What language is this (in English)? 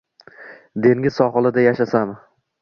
Uzbek